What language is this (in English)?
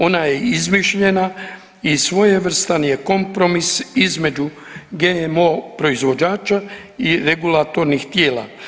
Croatian